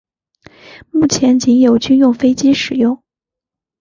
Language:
Chinese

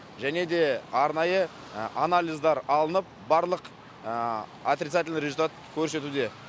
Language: Kazakh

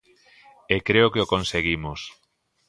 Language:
Galician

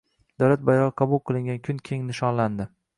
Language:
Uzbek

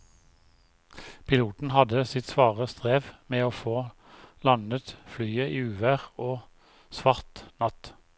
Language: Norwegian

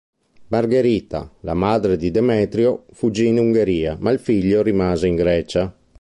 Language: Italian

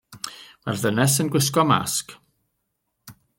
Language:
Welsh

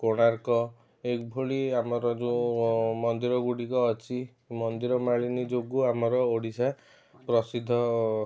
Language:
Odia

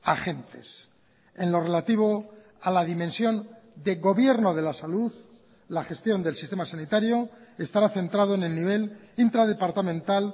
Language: Spanish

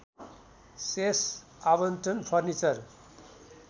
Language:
Nepali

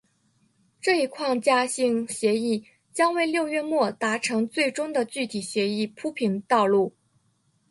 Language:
Chinese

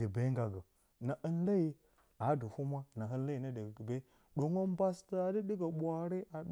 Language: Bacama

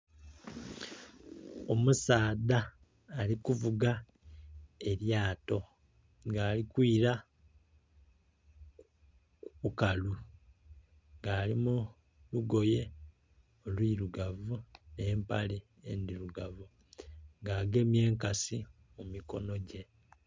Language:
Soga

